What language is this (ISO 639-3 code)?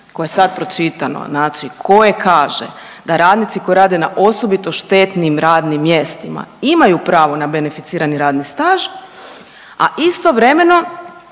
hrv